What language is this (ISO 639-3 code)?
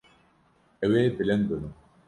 kur